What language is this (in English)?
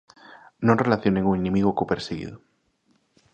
Galician